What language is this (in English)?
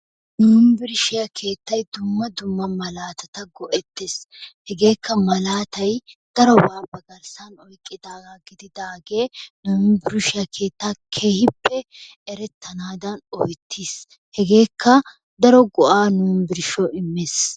Wolaytta